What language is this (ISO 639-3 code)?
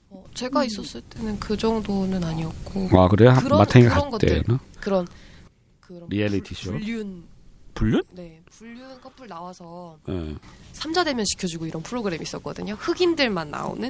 kor